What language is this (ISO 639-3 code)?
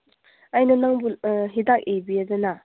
mni